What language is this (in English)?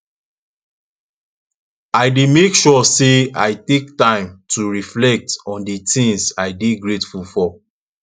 Nigerian Pidgin